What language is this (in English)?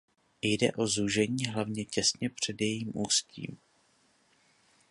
Czech